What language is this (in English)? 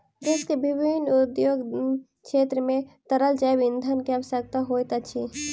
Maithili